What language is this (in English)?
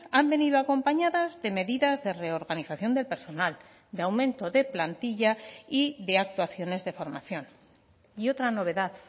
Spanish